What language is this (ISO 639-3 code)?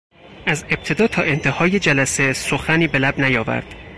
fas